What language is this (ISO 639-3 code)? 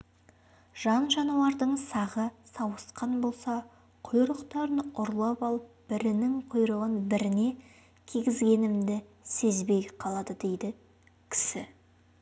kaz